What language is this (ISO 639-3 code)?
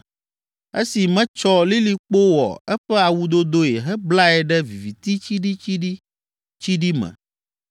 ewe